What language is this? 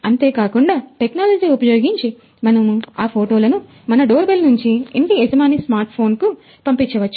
Telugu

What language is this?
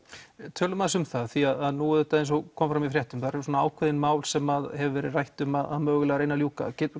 Icelandic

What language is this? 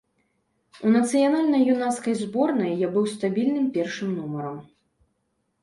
Belarusian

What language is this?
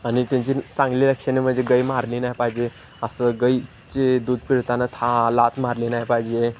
Marathi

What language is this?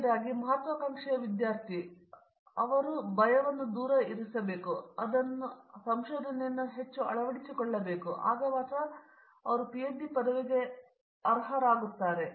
Kannada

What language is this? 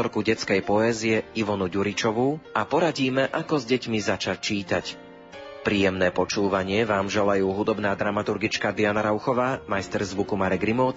Slovak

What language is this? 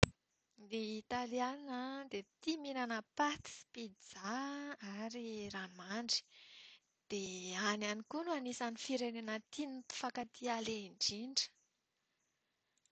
Malagasy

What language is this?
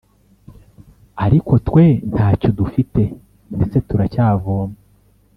Kinyarwanda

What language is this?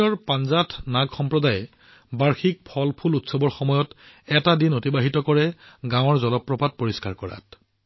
Assamese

